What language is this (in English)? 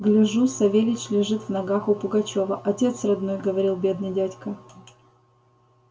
Russian